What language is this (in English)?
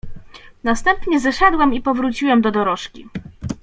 Polish